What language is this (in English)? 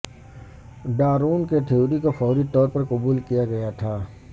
Urdu